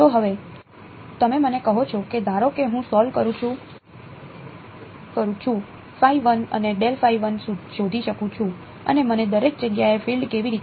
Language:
Gujarati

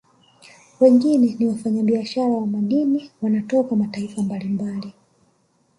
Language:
Swahili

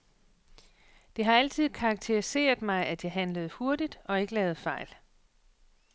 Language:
Danish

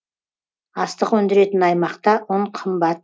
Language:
Kazakh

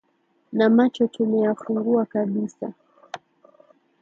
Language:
Swahili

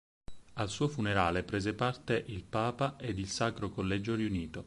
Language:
Italian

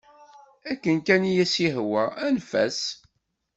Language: Kabyle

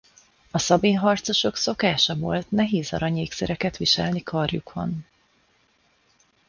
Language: Hungarian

